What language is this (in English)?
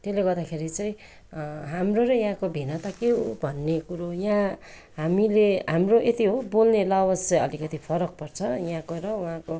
Nepali